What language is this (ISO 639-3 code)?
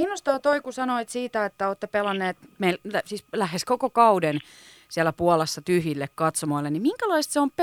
fin